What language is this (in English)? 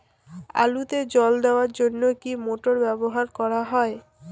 Bangla